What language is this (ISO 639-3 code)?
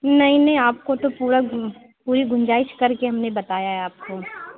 urd